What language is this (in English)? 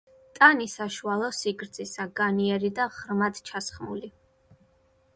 Georgian